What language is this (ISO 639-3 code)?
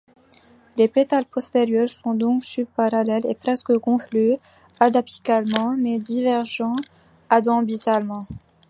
fra